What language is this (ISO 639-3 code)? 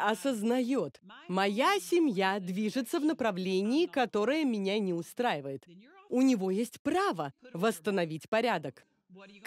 rus